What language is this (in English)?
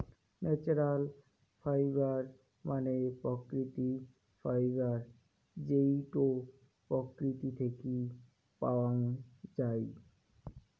Bangla